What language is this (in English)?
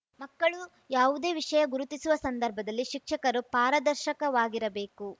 Kannada